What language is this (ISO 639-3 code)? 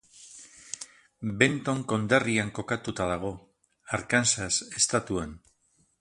eus